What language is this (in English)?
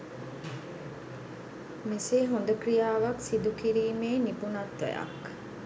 Sinhala